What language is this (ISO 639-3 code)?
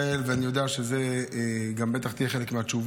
heb